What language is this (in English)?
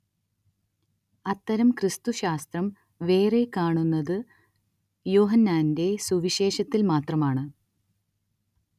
Malayalam